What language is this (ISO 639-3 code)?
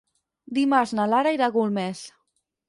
cat